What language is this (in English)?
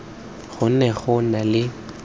Tswana